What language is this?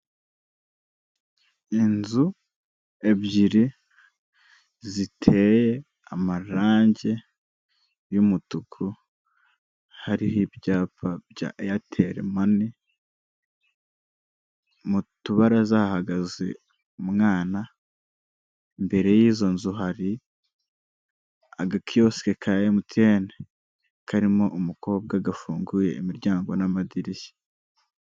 Kinyarwanda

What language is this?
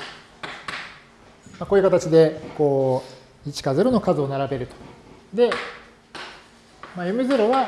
Japanese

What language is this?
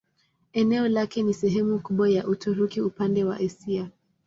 Swahili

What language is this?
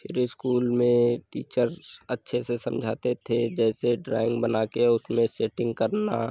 Hindi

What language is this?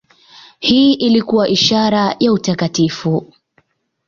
Swahili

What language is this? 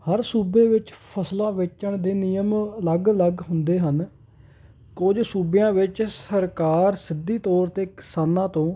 Punjabi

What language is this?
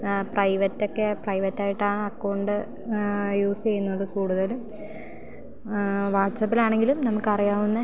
Malayalam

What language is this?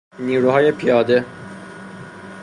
Persian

